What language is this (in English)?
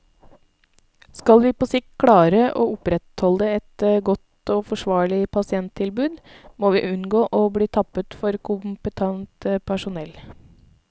Norwegian